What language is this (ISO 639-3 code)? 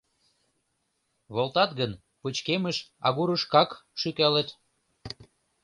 chm